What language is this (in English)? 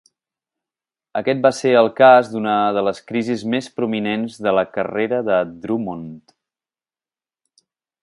Catalan